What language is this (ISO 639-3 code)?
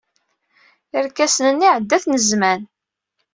kab